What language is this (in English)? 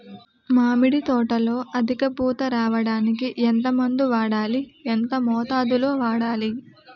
Telugu